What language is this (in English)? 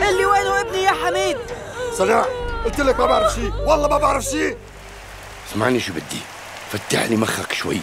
Arabic